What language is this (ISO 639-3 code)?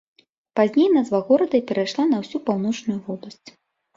bel